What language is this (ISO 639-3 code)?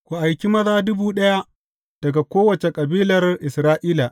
hau